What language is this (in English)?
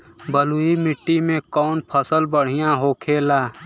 Bhojpuri